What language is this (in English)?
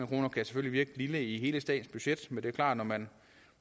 Danish